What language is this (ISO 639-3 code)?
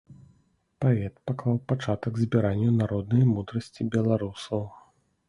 bel